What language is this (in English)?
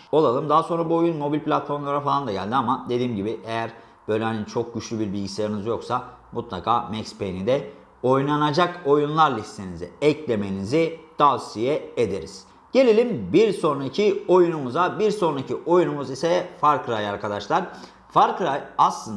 Turkish